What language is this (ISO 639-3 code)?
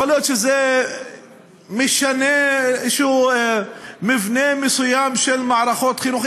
heb